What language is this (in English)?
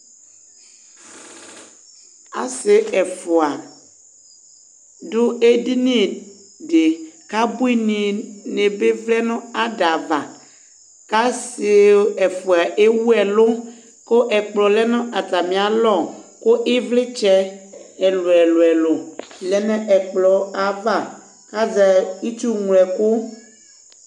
Ikposo